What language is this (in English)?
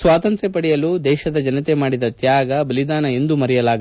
Kannada